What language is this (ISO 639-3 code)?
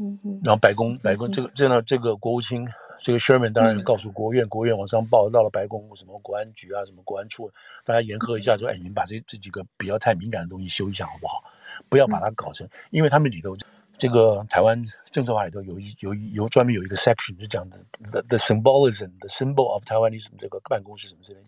zho